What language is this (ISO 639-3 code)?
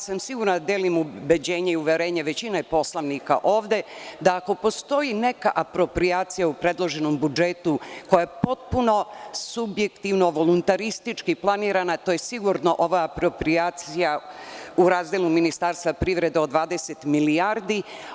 srp